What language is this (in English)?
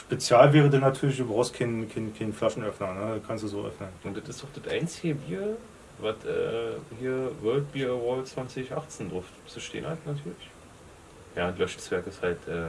German